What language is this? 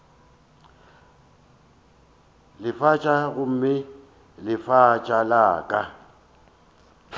Northern Sotho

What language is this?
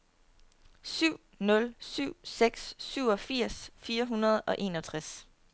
Danish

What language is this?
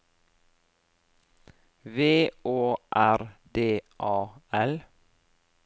Norwegian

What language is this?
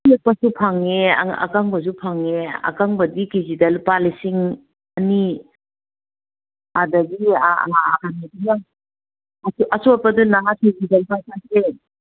Manipuri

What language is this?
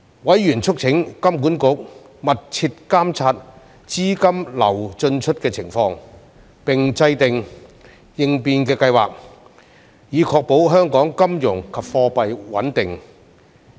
Cantonese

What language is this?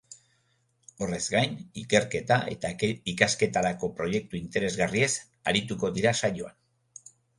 Basque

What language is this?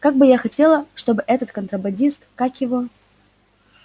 Russian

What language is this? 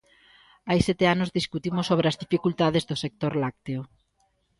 Galician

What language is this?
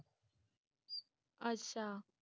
Punjabi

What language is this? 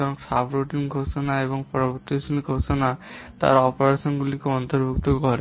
Bangla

